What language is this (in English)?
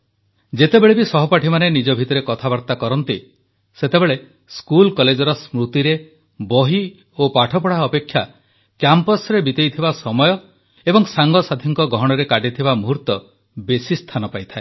Odia